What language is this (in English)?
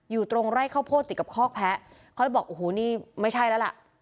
Thai